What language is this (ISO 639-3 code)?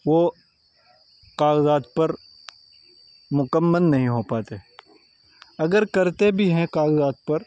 urd